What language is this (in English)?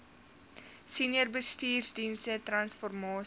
Afrikaans